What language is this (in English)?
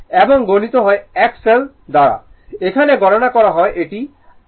Bangla